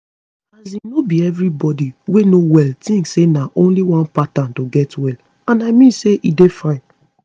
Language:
Nigerian Pidgin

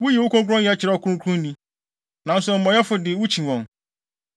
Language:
Akan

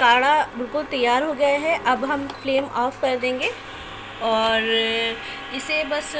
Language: Hindi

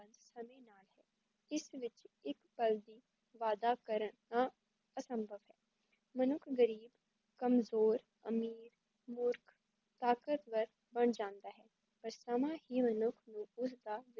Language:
Punjabi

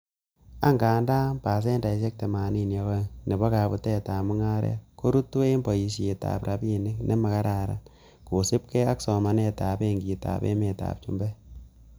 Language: Kalenjin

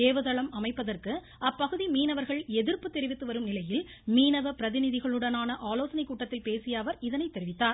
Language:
Tamil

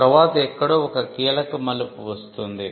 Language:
Telugu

